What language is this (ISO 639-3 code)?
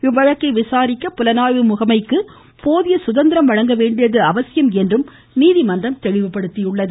tam